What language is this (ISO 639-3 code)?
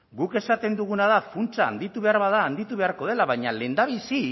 eus